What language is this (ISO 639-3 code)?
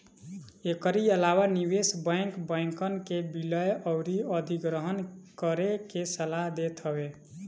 bho